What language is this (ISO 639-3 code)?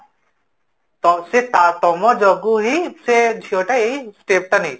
ori